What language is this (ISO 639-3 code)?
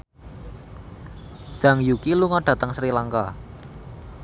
jav